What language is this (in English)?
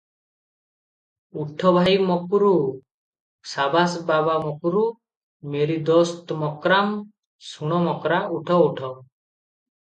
Odia